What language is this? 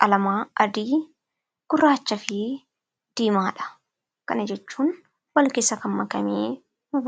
Oromo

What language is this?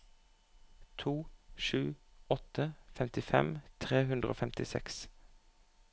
Norwegian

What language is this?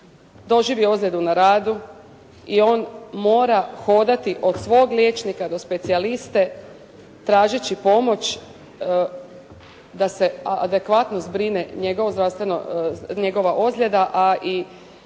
Croatian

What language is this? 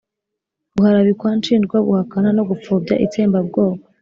Kinyarwanda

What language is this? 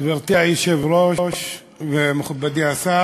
Hebrew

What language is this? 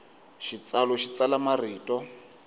Tsonga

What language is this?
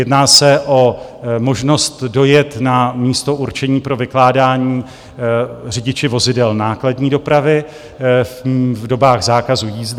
Czech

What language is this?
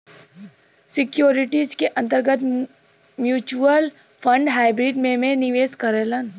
Bhojpuri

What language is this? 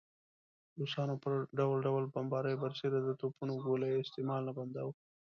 Pashto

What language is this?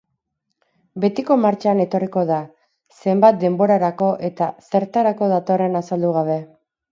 Basque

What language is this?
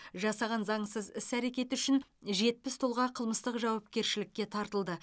Kazakh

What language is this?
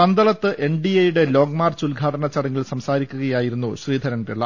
Malayalam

